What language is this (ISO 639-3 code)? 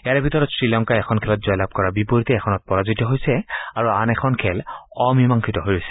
asm